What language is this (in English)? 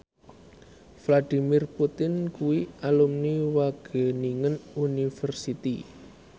Javanese